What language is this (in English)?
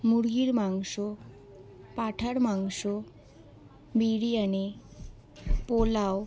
Bangla